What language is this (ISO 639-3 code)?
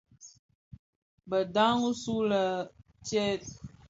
ksf